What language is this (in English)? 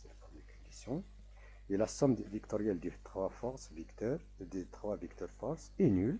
French